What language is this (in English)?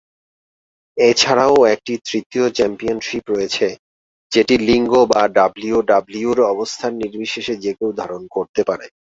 Bangla